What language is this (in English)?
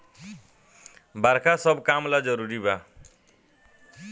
Bhojpuri